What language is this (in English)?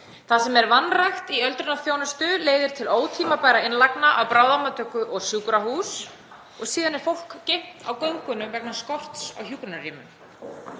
Icelandic